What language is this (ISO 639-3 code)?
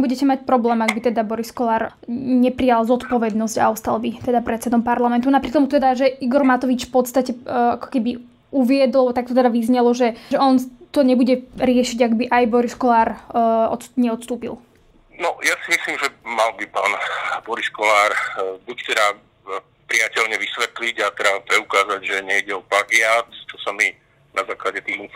slk